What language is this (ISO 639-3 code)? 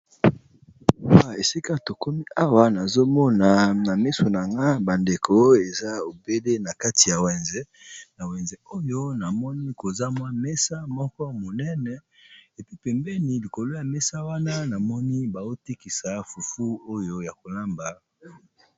lin